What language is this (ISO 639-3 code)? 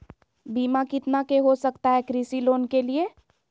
mag